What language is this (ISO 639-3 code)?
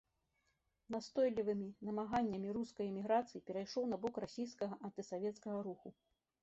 bel